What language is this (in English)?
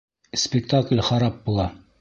Bashkir